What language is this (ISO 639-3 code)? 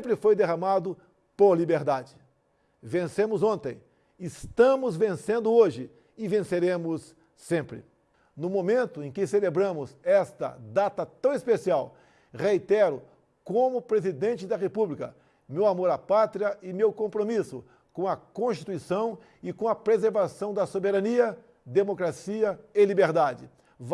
por